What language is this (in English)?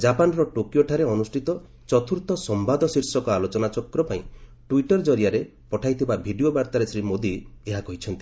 Odia